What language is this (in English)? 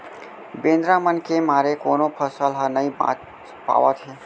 Chhattisgarhi